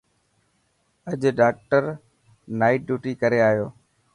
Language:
Dhatki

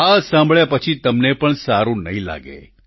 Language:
Gujarati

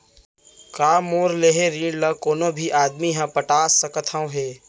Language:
Chhattisgarhi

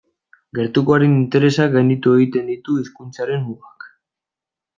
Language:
Basque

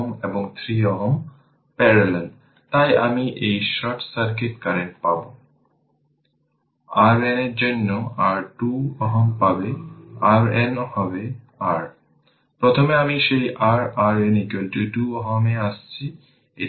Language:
Bangla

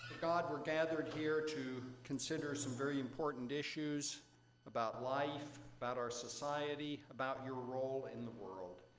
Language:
English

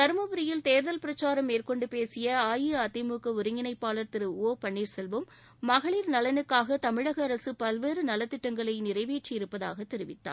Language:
Tamil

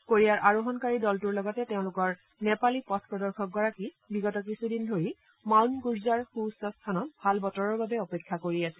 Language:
Assamese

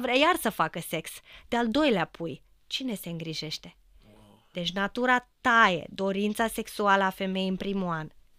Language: Romanian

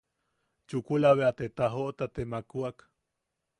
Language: Yaqui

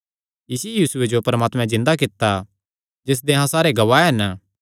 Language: Kangri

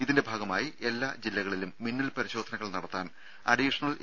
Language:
Malayalam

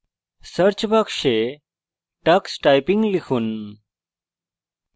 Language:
Bangla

